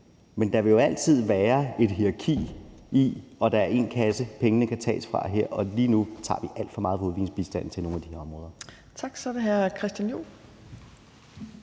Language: Danish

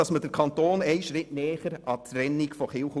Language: Swiss German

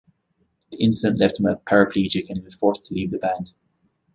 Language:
English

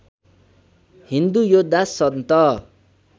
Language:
Nepali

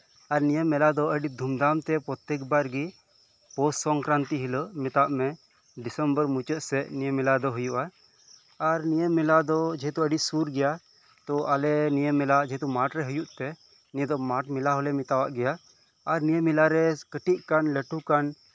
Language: Santali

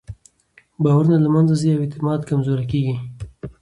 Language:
Pashto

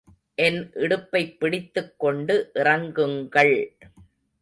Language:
Tamil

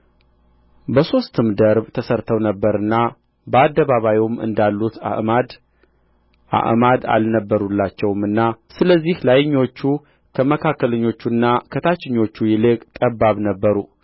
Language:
Amharic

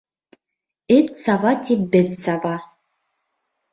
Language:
Bashkir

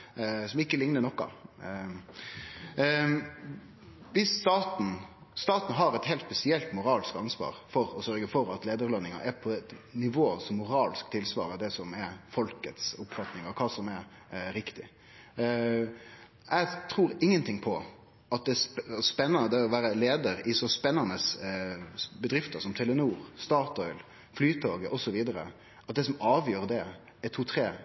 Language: Norwegian Nynorsk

